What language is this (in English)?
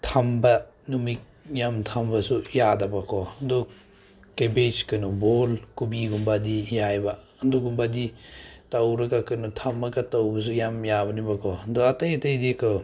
Manipuri